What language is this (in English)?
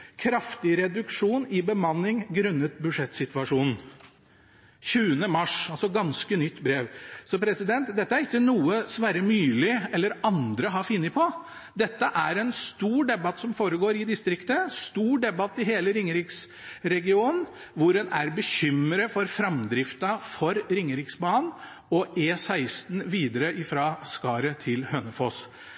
Norwegian Bokmål